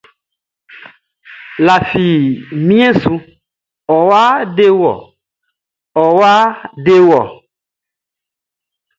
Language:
Baoulé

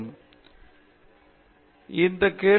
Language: Tamil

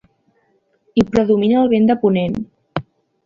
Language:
Catalan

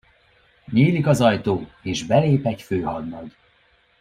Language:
Hungarian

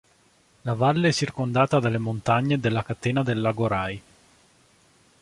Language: Italian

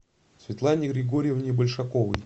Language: Russian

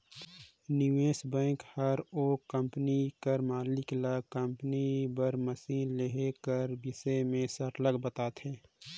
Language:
Chhattisgarhi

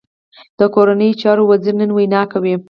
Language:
Pashto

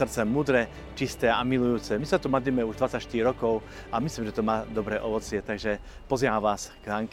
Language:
Slovak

